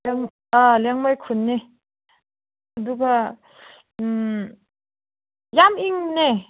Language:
Manipuri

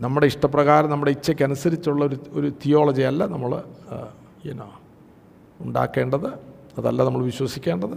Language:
Malayalam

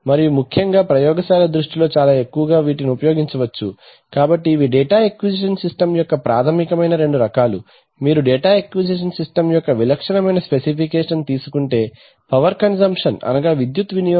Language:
Telugu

